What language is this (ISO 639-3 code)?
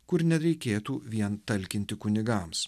lit